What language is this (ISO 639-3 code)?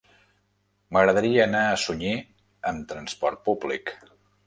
cat